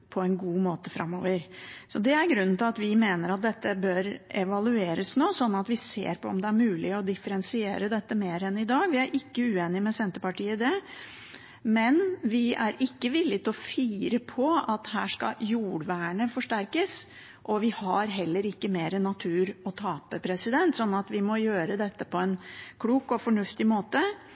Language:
Norwegian Bokmål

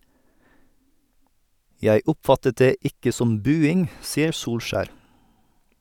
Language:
Norwegian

